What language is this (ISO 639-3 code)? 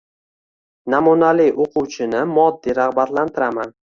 uzb